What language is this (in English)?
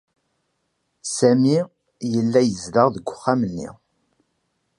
Kabyle